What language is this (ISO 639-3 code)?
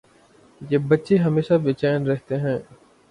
urd